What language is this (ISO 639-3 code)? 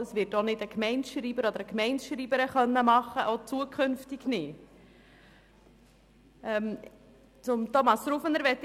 gsw